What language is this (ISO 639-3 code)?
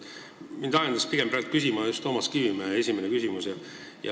est